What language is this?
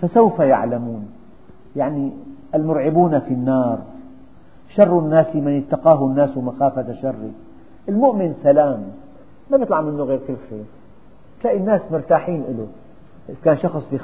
Arabic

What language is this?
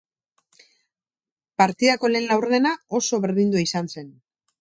Basque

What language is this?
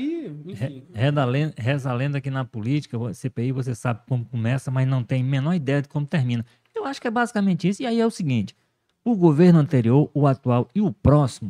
Portuguese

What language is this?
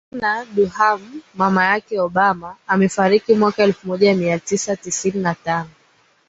Swahili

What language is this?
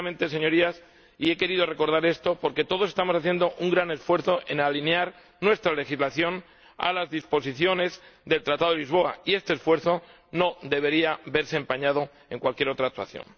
Spanish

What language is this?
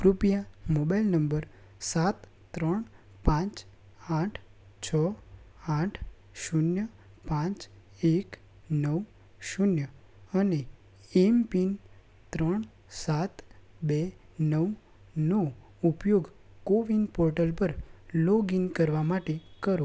Gujarati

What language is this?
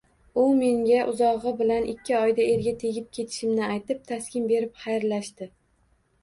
Uzbek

